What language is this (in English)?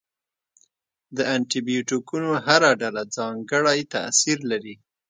Pashto